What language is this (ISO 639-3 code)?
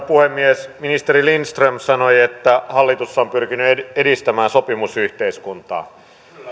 fin